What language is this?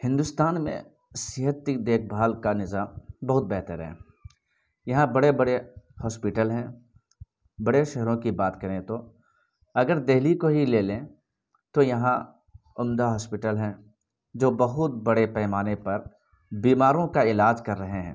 Urdu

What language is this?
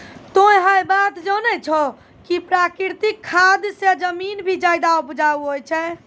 Maithili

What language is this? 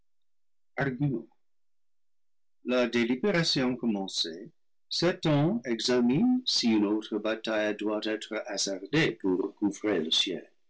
French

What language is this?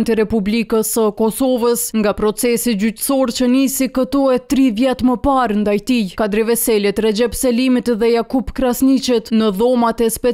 Romanian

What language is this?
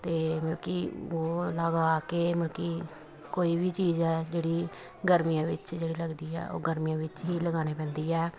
Punjabi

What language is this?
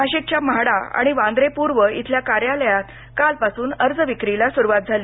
Marathi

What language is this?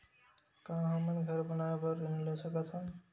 Chhattisgarhi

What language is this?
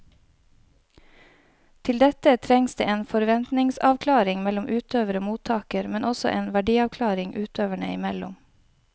Norwegian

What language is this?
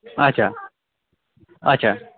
Kashmiri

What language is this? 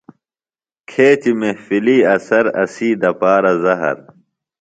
Phalura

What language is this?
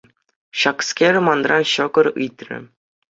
Chuvash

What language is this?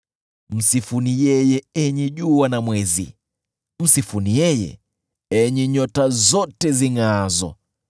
Swahili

